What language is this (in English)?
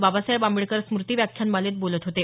Marathi